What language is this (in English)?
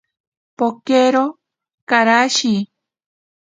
Ashéninka Perené